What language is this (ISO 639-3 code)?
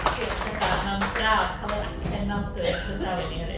cym